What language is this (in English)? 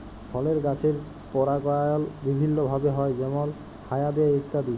Bangla